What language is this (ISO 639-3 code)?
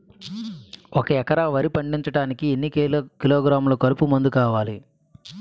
tel